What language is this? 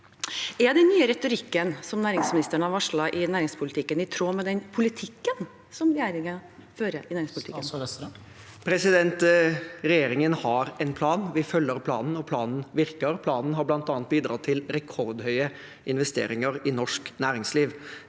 Norwegian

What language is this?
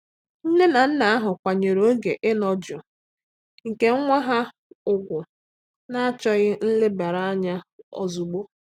Igbo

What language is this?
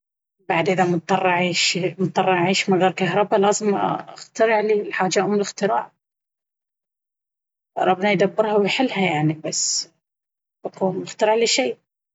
Baharna Arabic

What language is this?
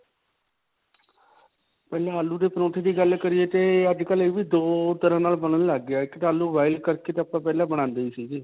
Punjabi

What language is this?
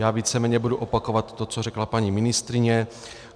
Czech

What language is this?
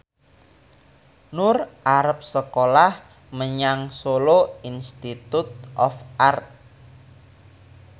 Javanese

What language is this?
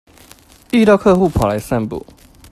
Chinese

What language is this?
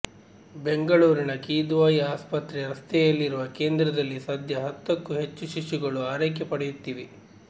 Kannada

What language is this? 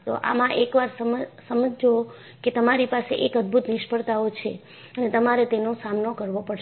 Gujarati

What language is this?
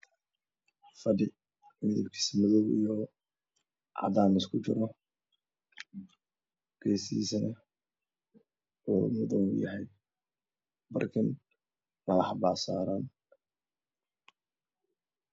Somali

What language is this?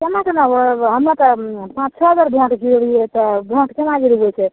Maithili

